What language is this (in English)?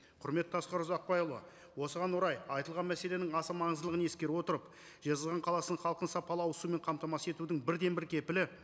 Kazakh